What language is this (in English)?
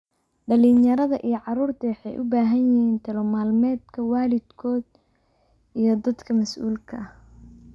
Somali